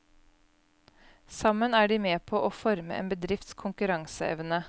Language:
Norwegian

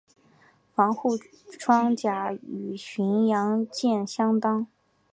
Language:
Chinese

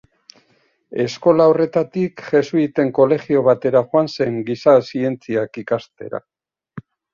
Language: Basque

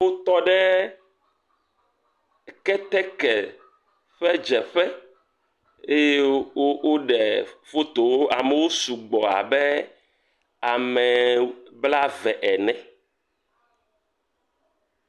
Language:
Ewe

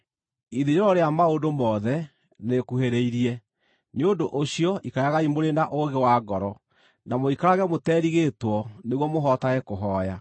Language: Kikuyu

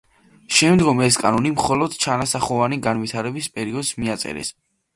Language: Georgian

